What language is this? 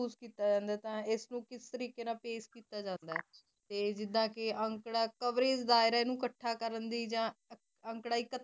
Punjabi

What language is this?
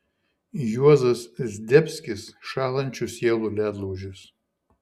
Lithuanian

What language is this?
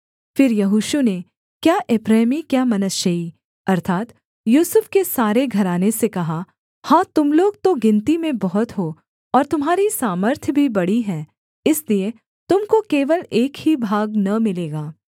Hindi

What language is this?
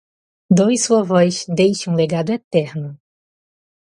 Portuguese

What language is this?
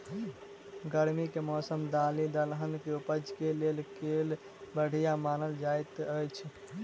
Maithili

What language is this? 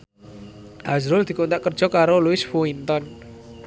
Javanese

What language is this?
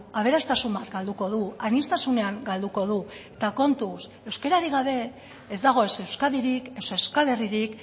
Basque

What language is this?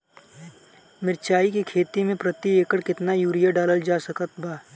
Bhojpuri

